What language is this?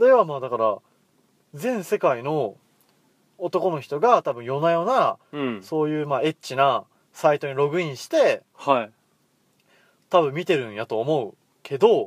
Japanese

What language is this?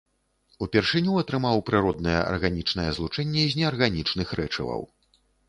Belarusian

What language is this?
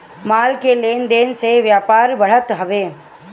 Bhojpuri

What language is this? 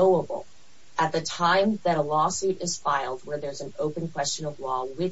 English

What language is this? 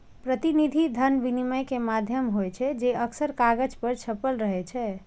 Maithili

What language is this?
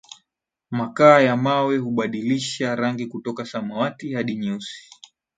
Swahili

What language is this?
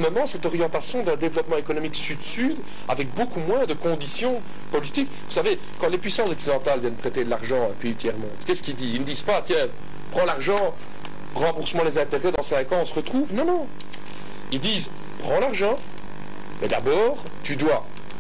French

